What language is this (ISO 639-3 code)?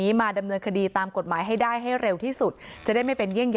tha